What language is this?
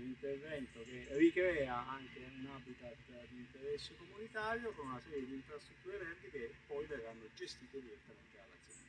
Italian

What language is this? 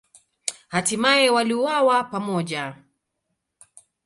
Swahili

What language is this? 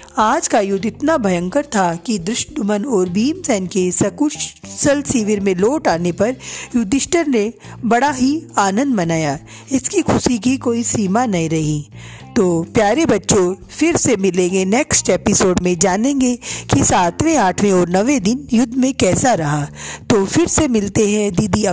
Hindi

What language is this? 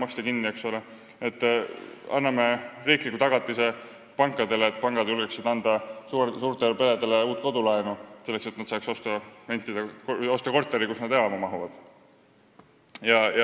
Estonian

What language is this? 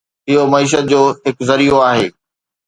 Sindhi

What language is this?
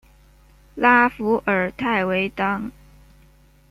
Chinese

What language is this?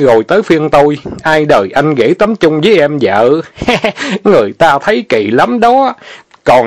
Vietnamese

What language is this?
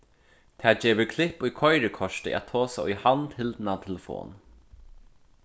Faroese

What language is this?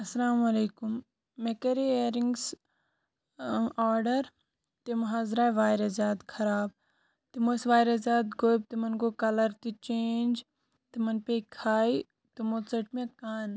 Kashmiri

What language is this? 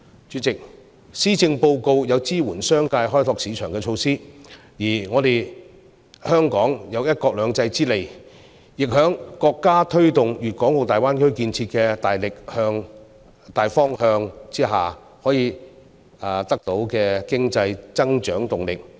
Cantonese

